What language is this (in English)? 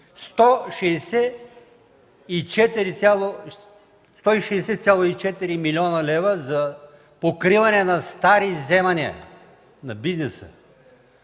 Bulgarian